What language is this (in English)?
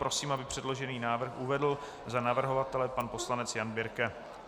Czech